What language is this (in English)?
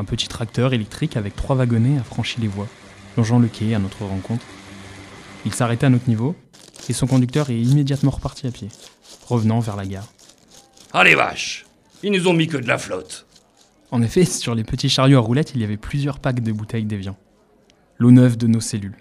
French